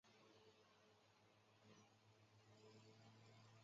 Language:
Chinese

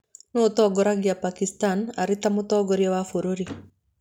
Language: Kikuyu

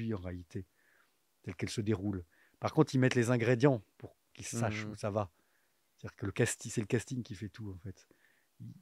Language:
French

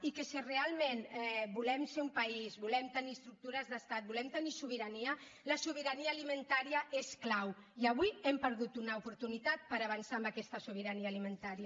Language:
Catalan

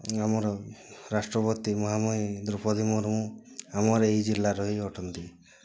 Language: Odia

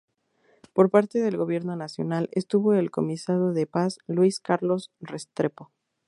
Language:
Spanish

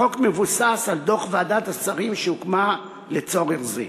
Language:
Hebrew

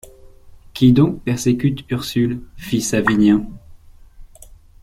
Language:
French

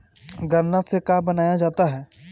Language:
Bhojpuri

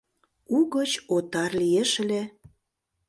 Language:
Mari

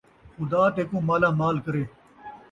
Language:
Saraiki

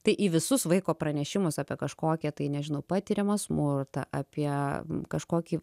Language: Lithuanian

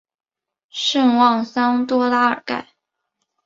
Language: Chinese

